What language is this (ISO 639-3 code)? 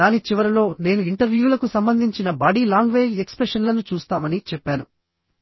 tel